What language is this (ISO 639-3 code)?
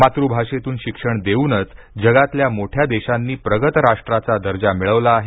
mar